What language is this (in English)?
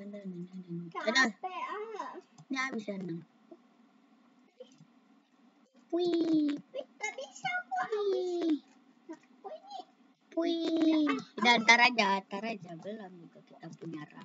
Indonesian